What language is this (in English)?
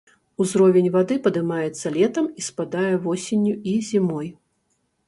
Belarusian